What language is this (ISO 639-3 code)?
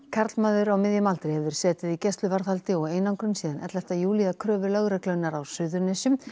isl